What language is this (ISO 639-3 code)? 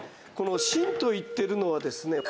jpn